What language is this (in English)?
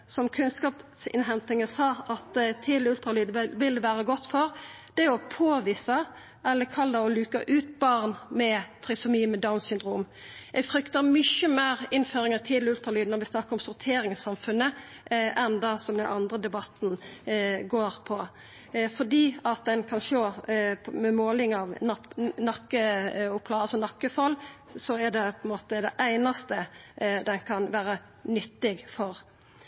Norwegian Nynorsk